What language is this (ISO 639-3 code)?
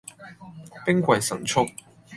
yue